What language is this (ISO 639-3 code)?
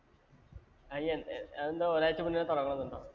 mal